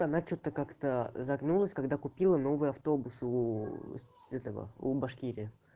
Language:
Russian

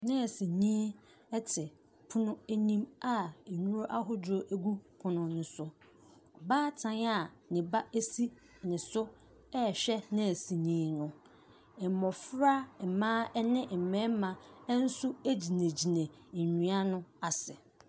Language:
Akan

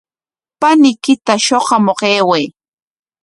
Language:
Corongo Ancash Quechua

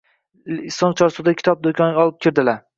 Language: Uzbek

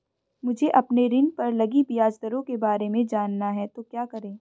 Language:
Hindi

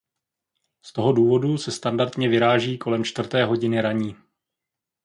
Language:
Czech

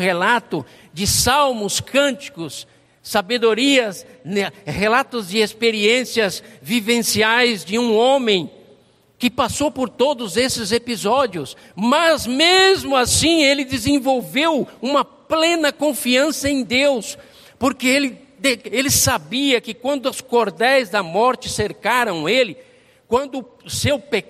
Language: Portuguese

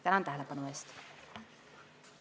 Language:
Estonian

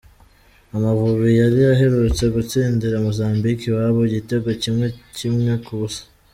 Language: Kinyarwanda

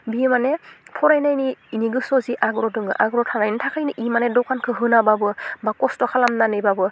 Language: Bodo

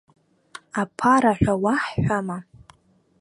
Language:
Abkhazian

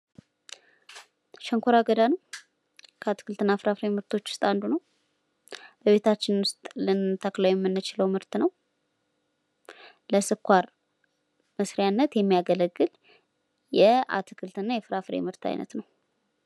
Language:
Amharic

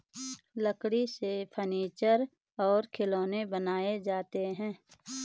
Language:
Hindi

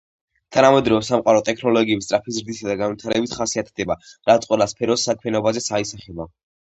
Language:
Georgian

